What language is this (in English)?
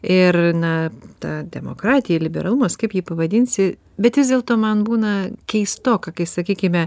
Lithuanian